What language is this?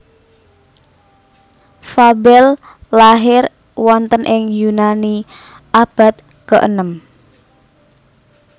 Javanese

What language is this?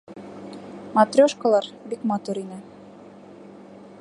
Bashkir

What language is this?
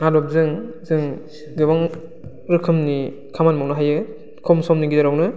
Bodo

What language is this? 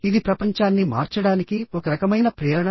Telugu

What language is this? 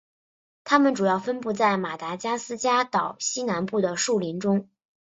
Chinese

